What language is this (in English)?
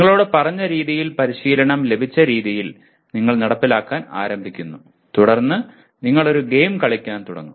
Malayalam